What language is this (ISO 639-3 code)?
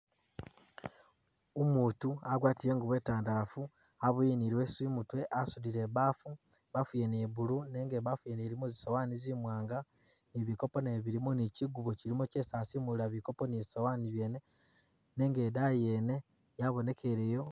myx